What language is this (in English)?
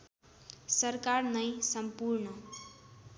Nepali